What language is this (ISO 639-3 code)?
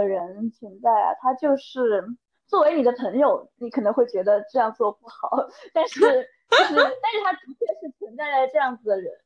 zho